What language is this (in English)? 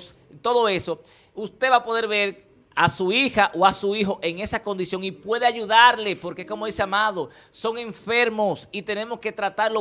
Spanish